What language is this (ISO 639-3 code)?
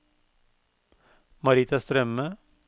nor